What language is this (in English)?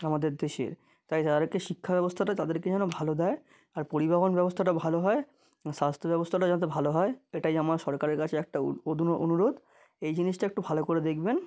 Bangla